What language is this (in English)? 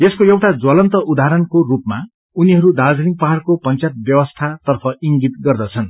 Nepali